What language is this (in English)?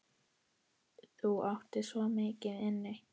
Icelandic